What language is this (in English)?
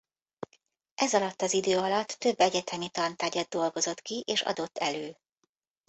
Hungarian